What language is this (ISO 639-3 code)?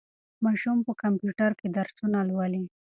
pus